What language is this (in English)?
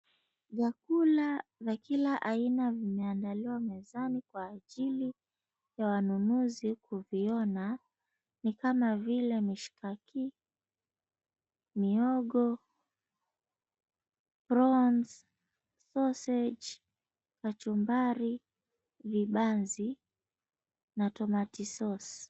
Swahili